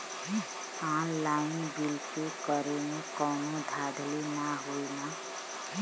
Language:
Bhojpuri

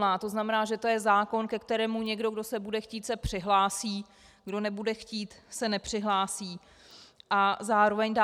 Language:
Czech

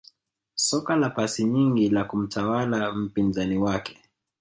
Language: Swahili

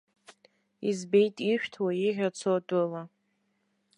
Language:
Abkhazian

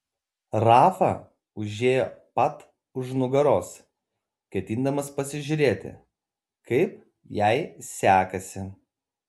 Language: Lithuanian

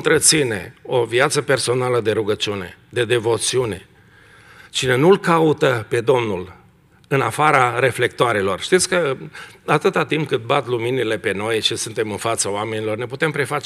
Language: Romanian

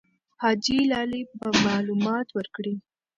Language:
Pashto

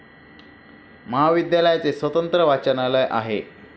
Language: Marathi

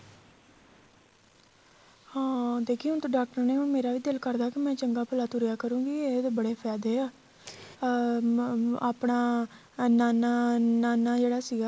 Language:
Punjabi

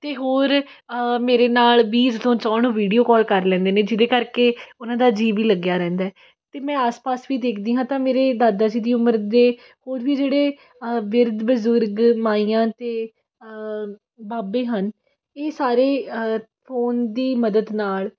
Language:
Punjabi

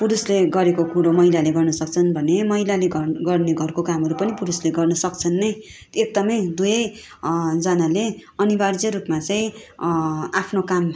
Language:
Nepali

